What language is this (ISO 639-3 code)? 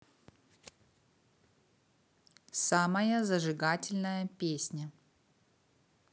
rus